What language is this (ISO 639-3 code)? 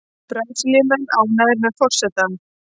isl